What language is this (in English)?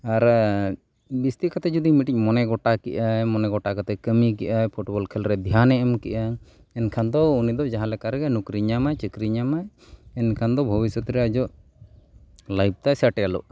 Santali